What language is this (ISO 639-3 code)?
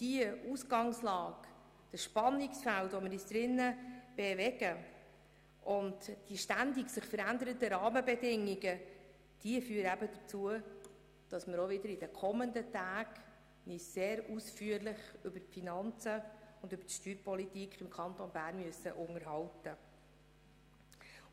gsw